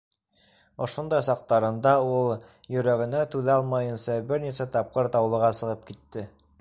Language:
Bashkir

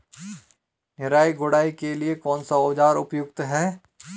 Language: Hindi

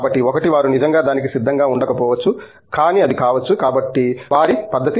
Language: Telugu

